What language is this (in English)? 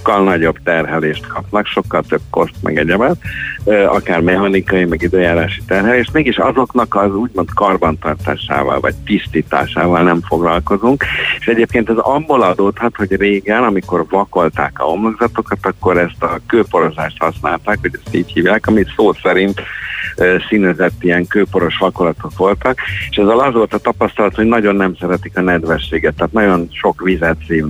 Hungarian